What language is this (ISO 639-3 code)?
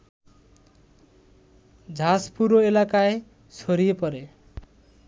ben